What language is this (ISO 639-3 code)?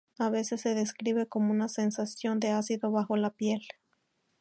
spa